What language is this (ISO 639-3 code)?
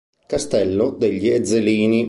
ita